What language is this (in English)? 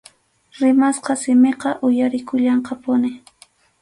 Arequipa-La Unión Quechua